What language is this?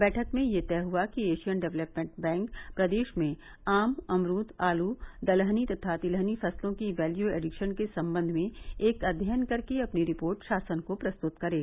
Hindi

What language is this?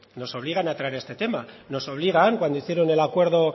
Spanish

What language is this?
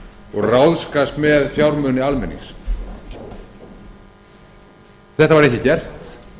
Icelandic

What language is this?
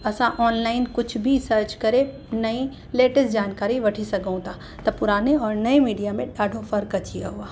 Sindhi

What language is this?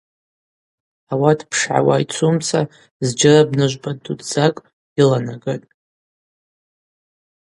Abaza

